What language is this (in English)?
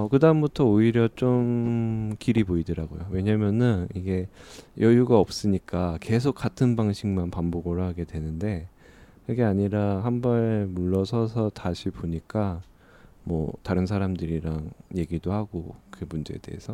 Korean